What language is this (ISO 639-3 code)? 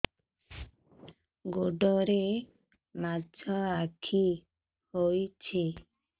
ori